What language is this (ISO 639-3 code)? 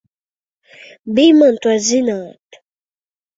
lav